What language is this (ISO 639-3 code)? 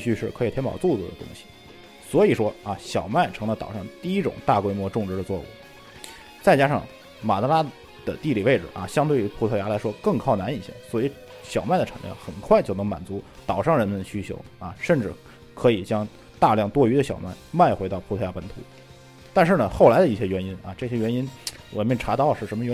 zho